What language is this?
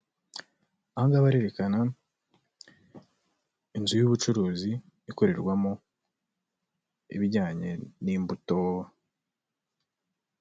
Kinyarwanda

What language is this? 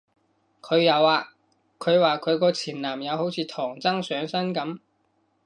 Cantonese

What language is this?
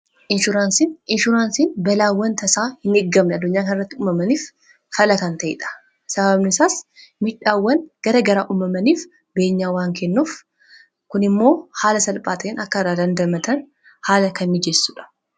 Oromo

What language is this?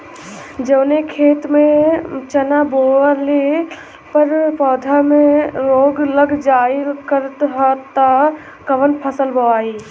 Bhojpuri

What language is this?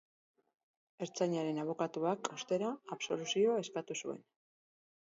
Basque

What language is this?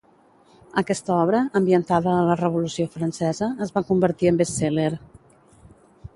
Catalan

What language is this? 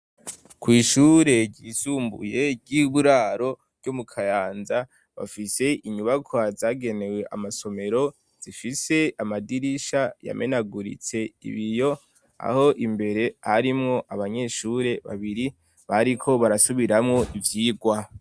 Rundi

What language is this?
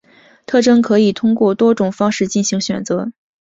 Chinese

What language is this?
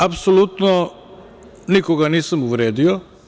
Serbian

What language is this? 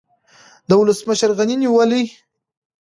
Pashto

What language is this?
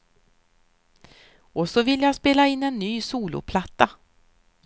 Swedish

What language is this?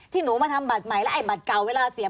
Thai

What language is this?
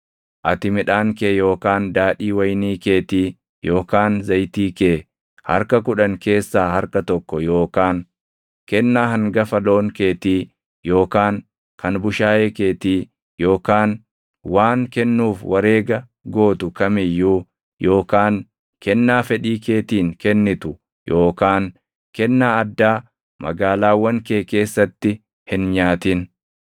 Oromo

